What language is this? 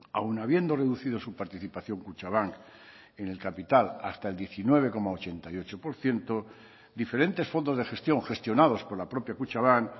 Spanish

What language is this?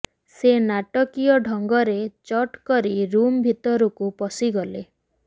Odia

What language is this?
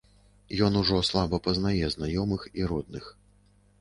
Belarusian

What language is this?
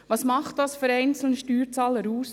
Swiss German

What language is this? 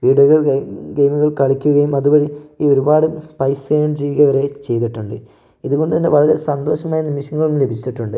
Malayalam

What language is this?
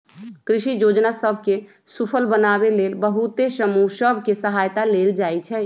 Magahi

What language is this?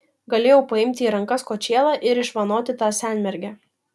Lithuanian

